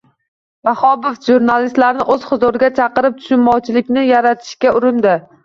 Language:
Uzbek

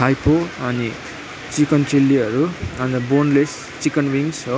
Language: Nepali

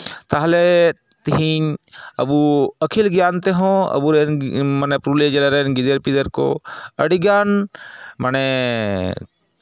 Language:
Santali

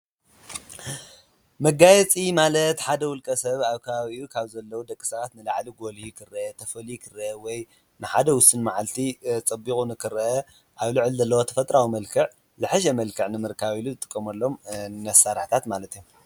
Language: Tigrinya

